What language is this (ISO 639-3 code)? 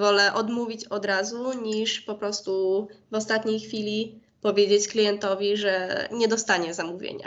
pol